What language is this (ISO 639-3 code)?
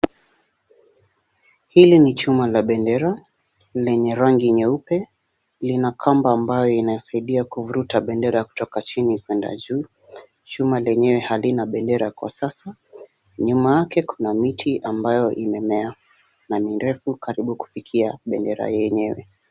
swa